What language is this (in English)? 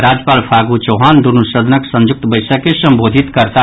Maithili